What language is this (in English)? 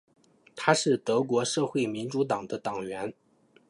Chinese